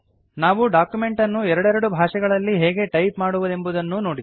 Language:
Kannada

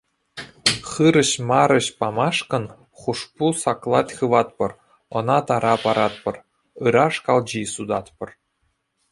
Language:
Chuvash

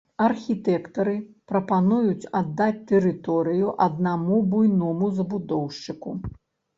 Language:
Belarusian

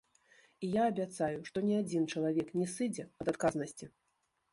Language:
Belarusian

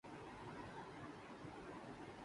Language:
Urdu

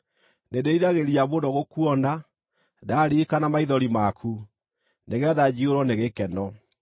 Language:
Kikuyu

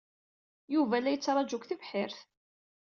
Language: Kabyle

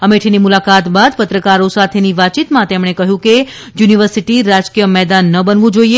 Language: Gujarati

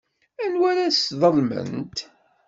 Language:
Kabyle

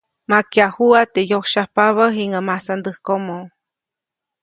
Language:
Copainalá Zoque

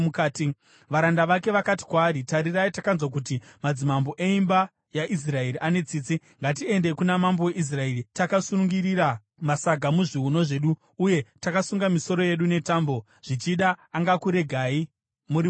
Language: Shona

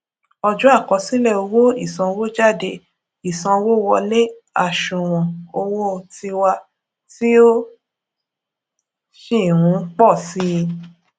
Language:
Yoruba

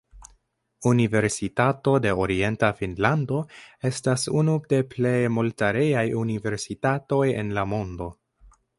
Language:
Esperanto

